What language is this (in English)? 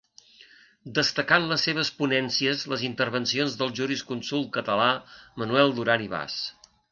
Catalan